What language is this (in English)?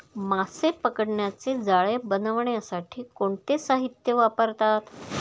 Marathi